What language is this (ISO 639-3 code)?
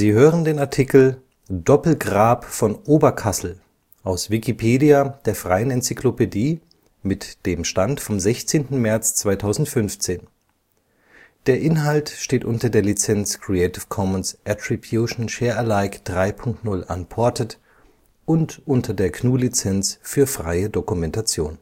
deu